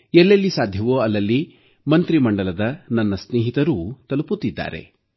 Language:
Kannada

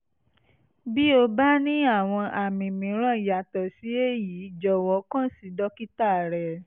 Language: Yoruba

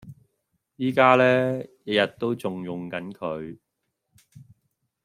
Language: Cantonese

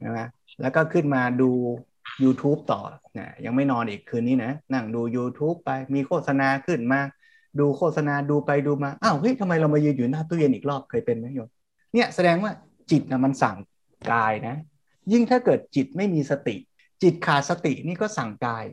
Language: Thai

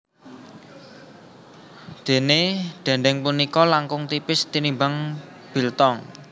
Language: Javanese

